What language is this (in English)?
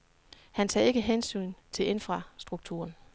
Danish